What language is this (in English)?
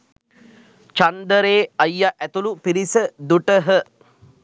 Sinhala